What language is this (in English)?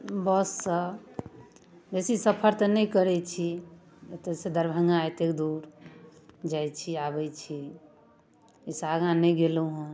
Maithili